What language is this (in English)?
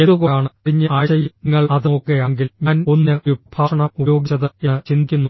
Malayalam